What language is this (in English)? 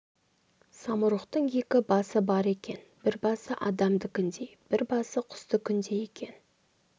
Kazakh